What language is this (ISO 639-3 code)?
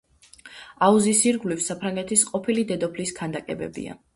kat